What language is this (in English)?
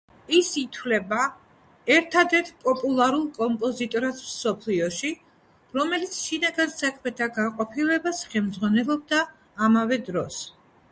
Georgian